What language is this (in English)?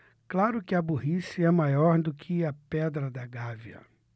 Portuguese